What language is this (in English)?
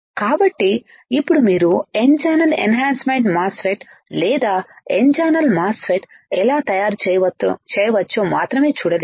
Telugu